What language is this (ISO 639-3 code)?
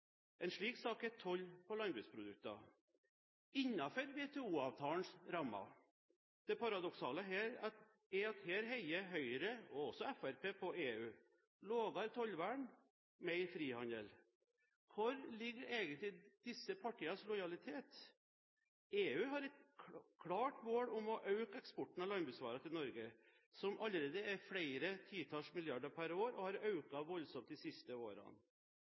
nob